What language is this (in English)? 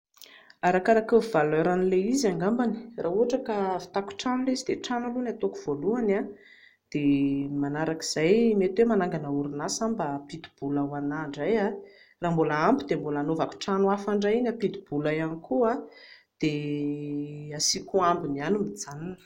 Malagasy